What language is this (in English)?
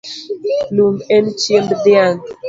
Luo (Kenya and Tanzania)